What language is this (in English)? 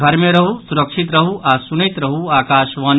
Maithili